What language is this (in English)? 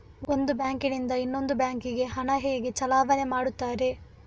Kannada